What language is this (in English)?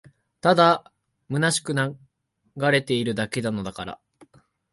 Japanese